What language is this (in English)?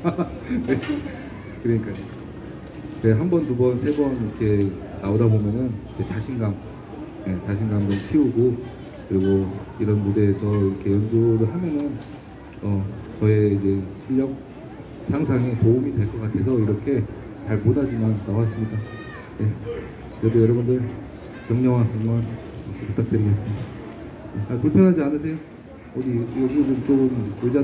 Korean